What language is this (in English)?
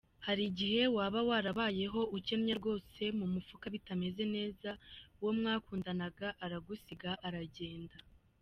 Kinyarwanda